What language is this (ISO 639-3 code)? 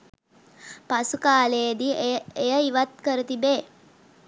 sin